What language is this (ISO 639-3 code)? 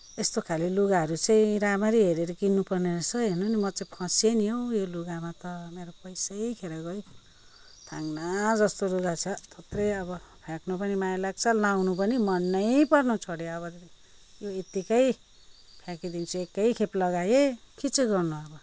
nep